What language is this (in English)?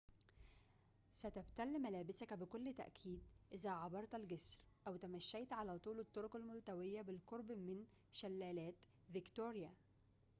Arabic